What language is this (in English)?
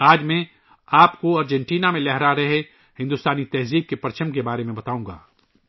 Urdu